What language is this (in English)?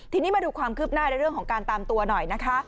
Thai